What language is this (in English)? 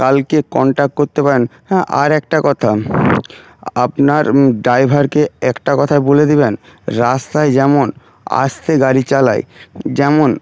Bangla